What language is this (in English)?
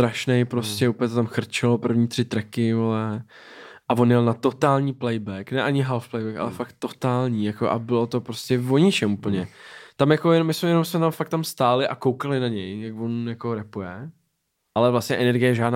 Czech